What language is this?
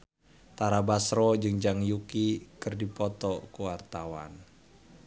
Sundanese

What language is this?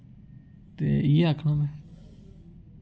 Dogri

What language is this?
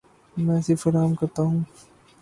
Urdu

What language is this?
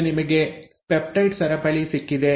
Kannada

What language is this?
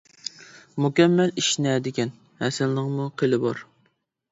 Uyghur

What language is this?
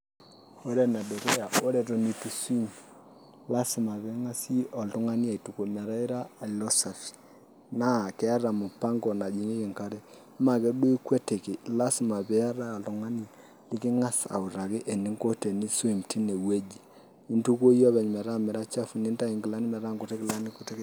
Masai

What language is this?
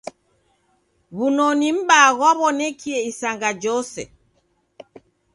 Taita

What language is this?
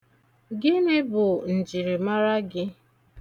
Igbo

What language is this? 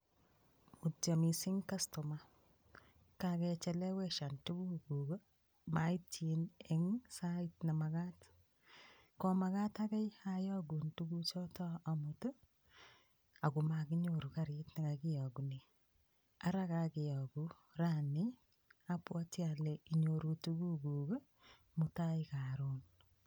Kalenjin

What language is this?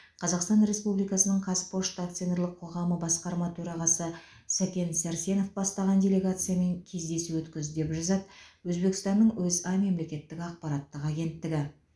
Kazakh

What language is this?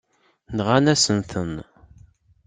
Kabyle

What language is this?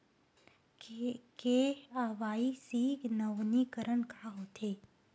Chhattisgarhi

